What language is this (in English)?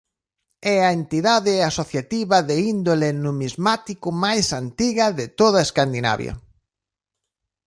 Galician